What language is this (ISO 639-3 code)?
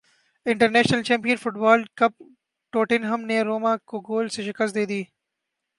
urd